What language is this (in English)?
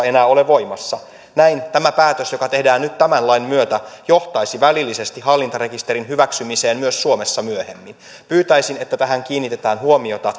Finnish